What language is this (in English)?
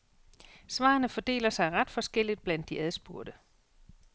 Danish